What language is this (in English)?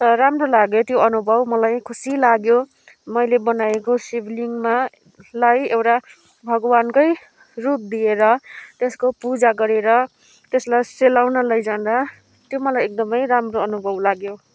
Nepali